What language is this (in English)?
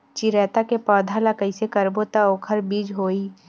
Chhattisgarhi